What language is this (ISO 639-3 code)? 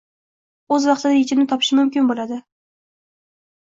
uzb